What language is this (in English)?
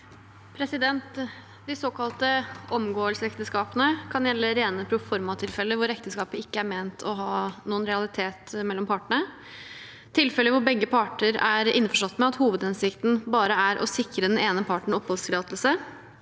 Norwegian